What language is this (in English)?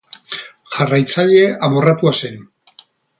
Basque